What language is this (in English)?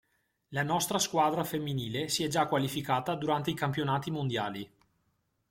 Italian